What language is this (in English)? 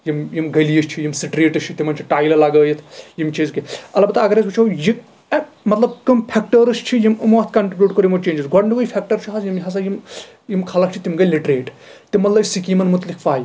Kashmiri